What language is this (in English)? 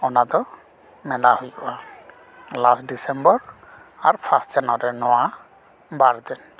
Santali